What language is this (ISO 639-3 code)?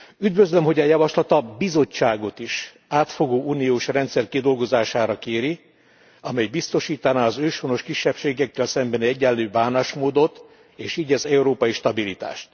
hun